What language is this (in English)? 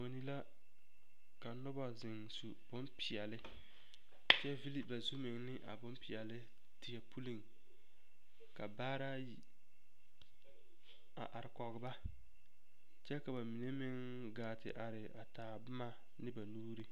Southern Dagaare